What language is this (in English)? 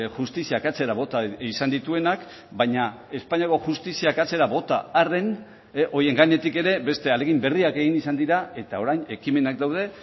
Basque